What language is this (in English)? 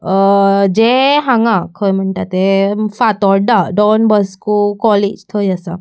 Konkani